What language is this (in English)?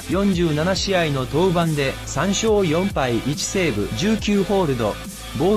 Japanese